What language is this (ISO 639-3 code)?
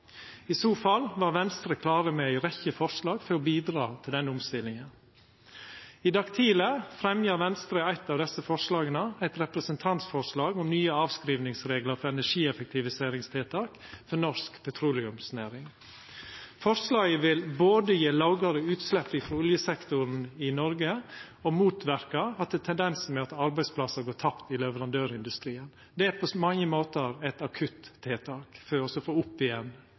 nno